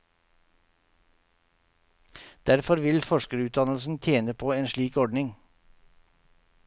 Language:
Norwegian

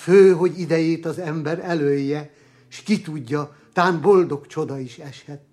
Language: Hungarian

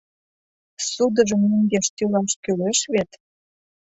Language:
Mari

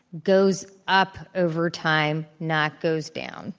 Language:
English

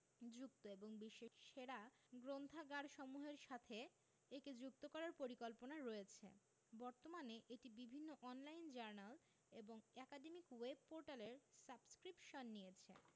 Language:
Bangla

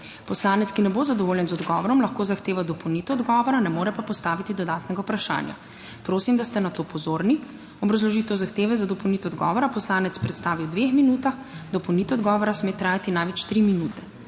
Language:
Slovenian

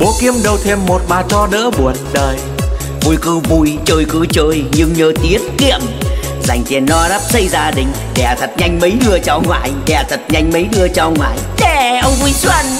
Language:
Vietnamese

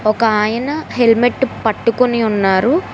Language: Telugu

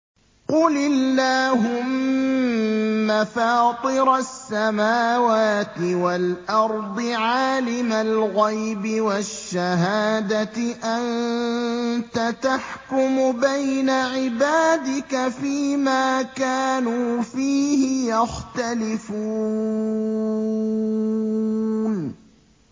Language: Arabic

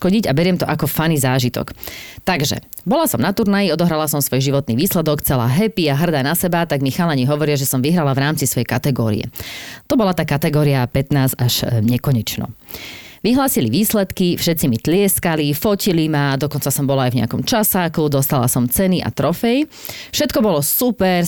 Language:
Slovak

